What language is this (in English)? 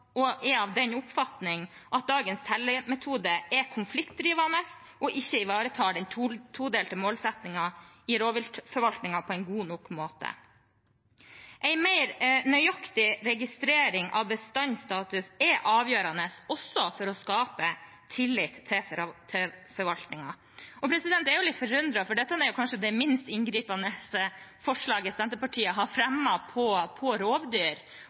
Norwegian Bokmål